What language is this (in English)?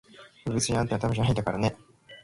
Japanese